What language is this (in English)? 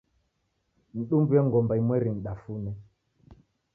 Taita